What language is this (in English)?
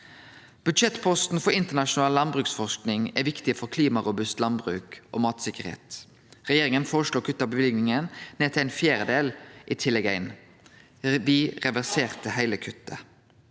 Norwegian